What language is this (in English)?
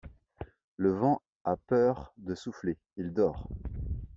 French